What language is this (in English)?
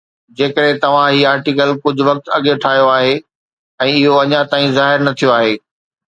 Sindhi